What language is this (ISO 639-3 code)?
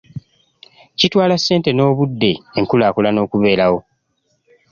lug